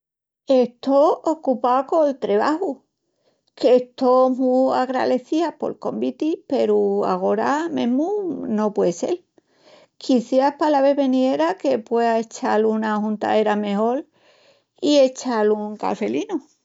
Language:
Extremaduran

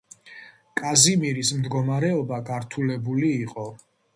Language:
Georgian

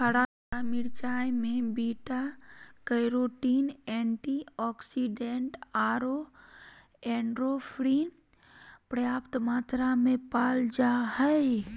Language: Magahi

